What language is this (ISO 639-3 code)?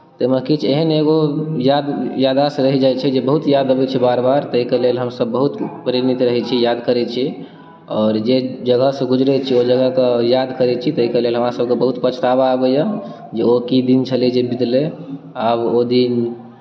mai